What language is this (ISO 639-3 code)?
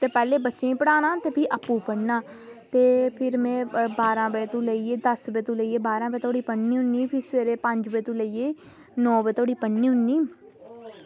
doi